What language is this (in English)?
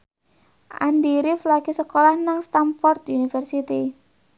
Javanese